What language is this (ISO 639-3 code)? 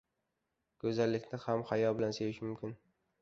uzb